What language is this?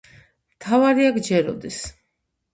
Georgian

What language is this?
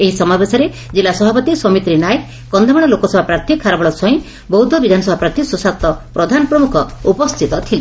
Odia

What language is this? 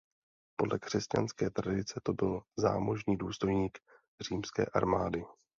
Czech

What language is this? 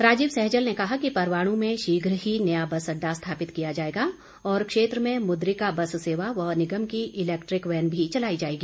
Hindi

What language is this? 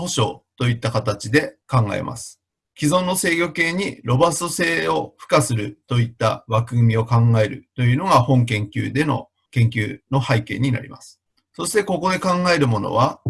Japanese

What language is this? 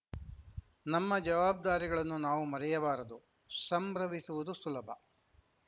Kannada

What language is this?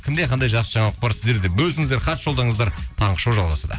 Kazakh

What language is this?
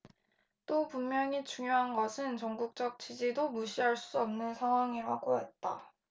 Korean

